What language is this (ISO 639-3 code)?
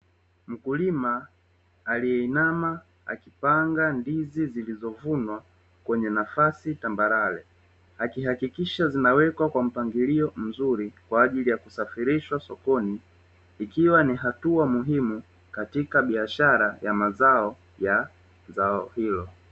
swa